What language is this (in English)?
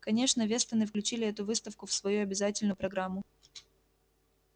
Russian